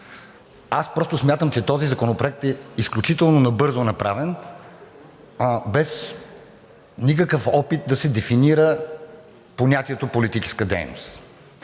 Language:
Bulgarian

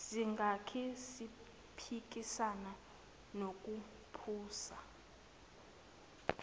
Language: Zulu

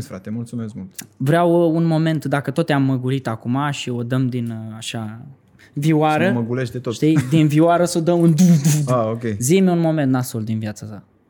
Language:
Romanian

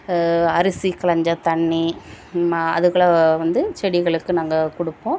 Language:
Tamil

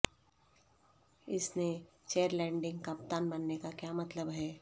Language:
Urdu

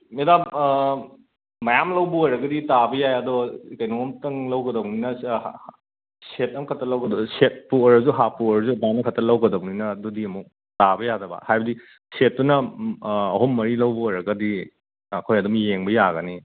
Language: Manipuri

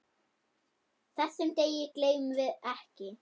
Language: Icelandic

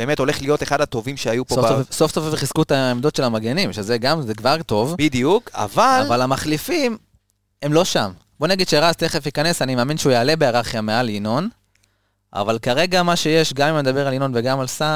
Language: Hebrew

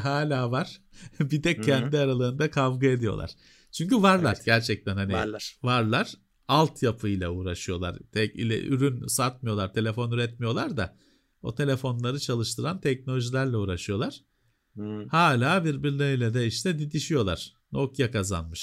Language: Turkish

